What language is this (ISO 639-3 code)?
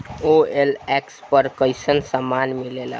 bho